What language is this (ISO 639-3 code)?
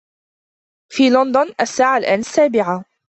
ara